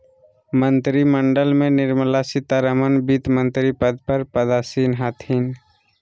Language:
Magahi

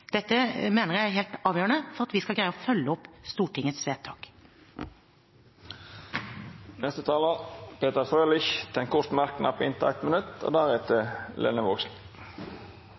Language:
Norwegian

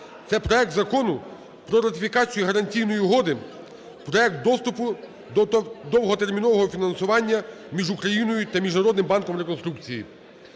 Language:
Ukrainian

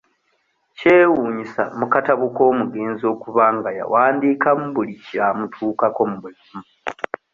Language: Ganda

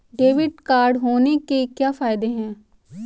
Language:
Hindi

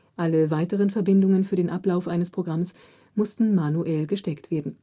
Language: German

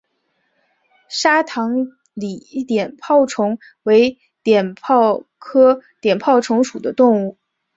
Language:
Chinese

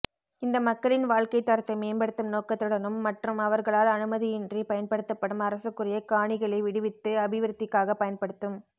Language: Tamil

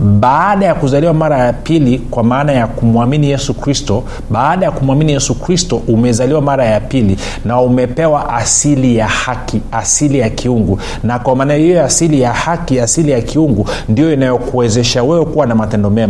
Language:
Swahili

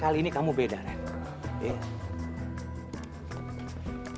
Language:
Indonesian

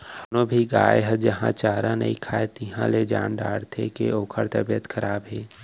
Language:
Chhattisgarhi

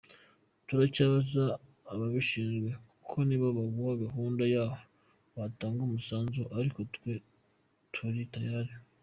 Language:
Kinyarwanda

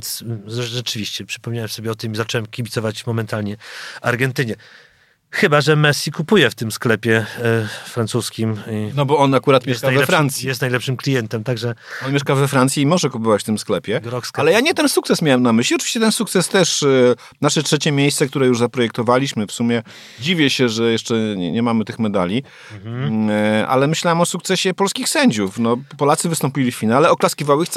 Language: Polish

